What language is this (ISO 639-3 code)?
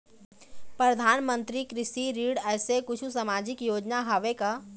hne